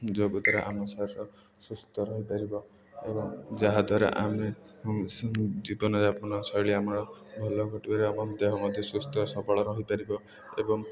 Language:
Odia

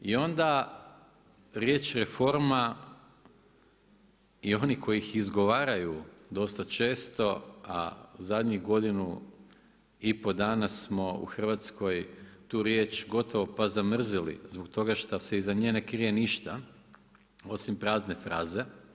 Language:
Croatian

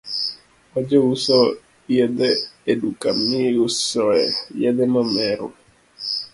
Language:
Luo (Kenya and Tanzania)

